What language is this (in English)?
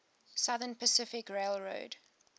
English